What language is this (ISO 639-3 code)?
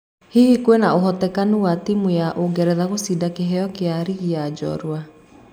kik